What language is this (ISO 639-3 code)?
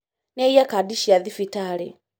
kik